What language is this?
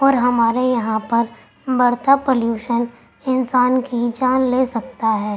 Urdu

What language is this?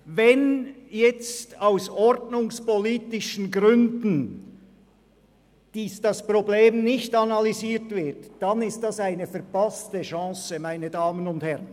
Swiss German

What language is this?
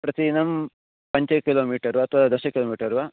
Sanskrit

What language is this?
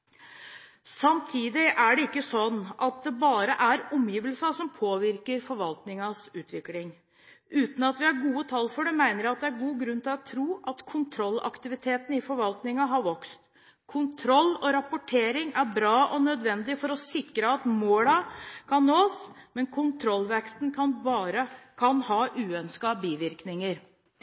Norwegian Bokmål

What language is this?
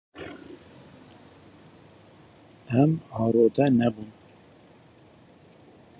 Kurdish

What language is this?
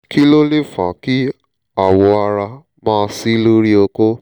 Yoruba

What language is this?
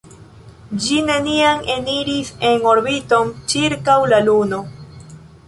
Esperanto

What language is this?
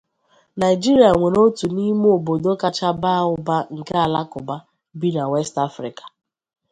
Igbo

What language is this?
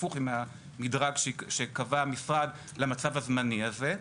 Hebrew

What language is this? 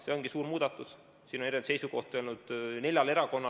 Estonian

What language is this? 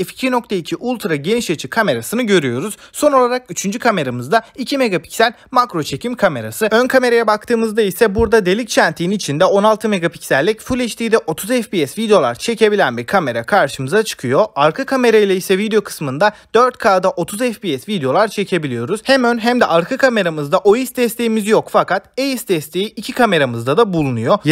Turkish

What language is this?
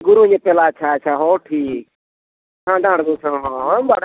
Santali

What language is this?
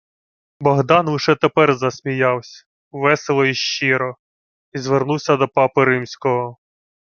Ukrainian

